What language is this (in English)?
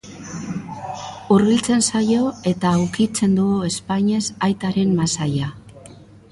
Basque